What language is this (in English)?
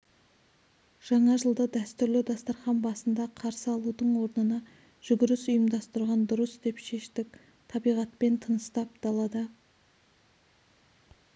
Kazakh